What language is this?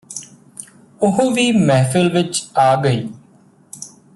Punjabi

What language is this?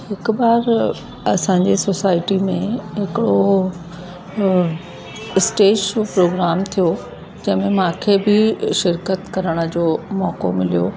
Sindhi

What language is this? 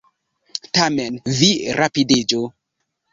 Esperanto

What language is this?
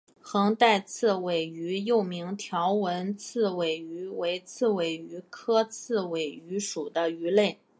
Chinese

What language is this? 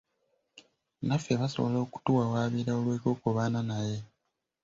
Ganda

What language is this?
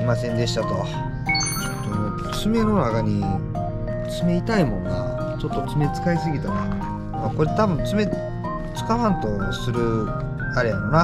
Japanese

